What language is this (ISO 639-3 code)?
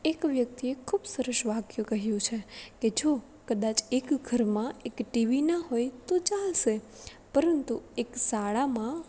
guj